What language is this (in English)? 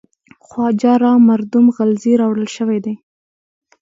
Pashto